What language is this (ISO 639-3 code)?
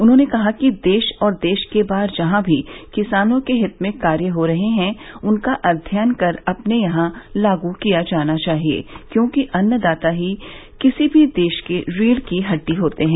hin